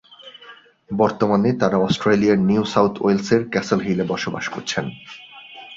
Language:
Bangla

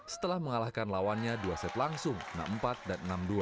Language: Indonesian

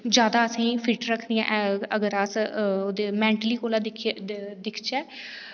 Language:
Dogri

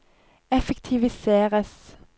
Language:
Norwegian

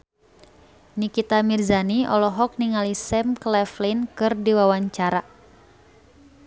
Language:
Sundanese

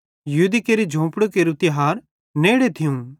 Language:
Bhadrawahi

